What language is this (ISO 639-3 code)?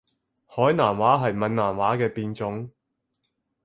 yue